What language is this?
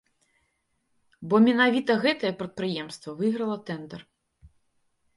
Belarusian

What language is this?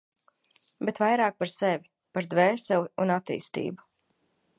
Latvian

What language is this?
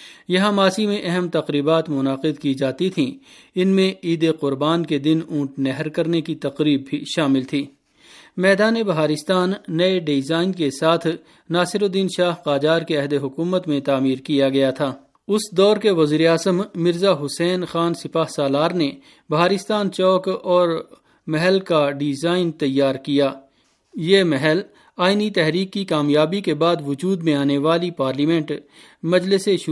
Urdu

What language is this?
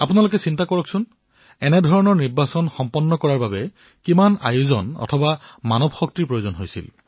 Assamese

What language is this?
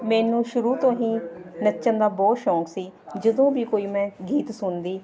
Punjabi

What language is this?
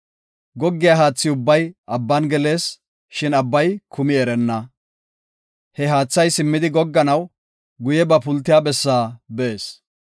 Gofa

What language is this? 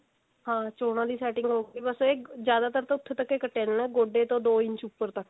Punjabi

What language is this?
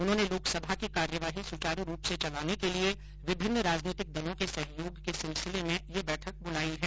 Hindi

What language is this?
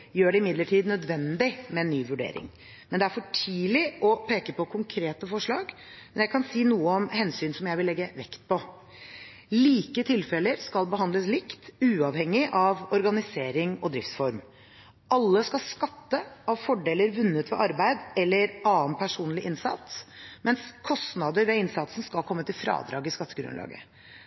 Norwegian Bokmål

